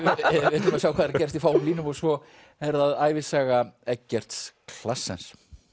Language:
Icelandic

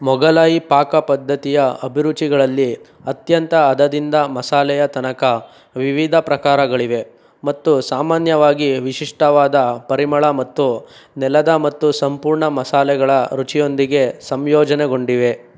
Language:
Kannada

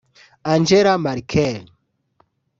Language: Kinyarwanda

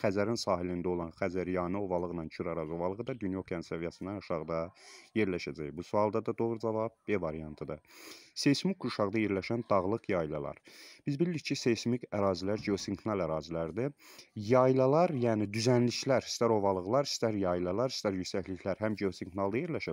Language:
Turkish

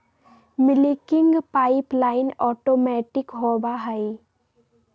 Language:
Magahi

